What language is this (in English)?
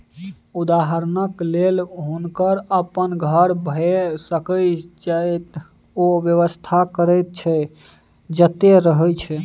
Maithili